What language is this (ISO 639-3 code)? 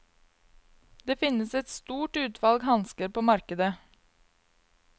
nor